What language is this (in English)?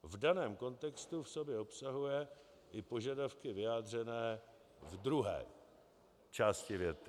Czech